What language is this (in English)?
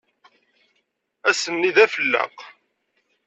Kabyle